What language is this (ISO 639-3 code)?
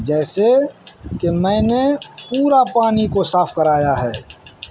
urd